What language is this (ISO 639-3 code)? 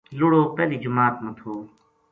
gju